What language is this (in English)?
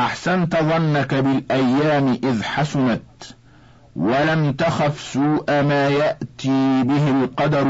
Arabic